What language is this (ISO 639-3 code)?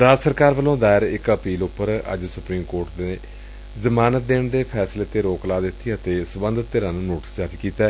pan